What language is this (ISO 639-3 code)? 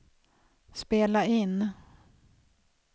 swe